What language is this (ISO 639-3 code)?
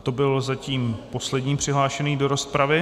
ces